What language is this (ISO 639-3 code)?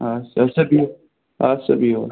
kas